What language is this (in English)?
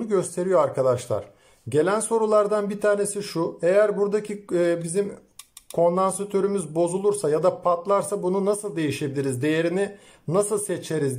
Turkish